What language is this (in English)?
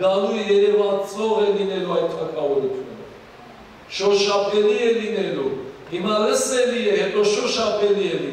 Turkish